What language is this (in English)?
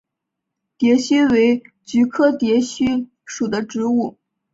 Chinese